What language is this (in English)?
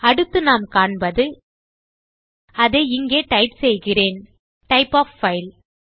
Tamil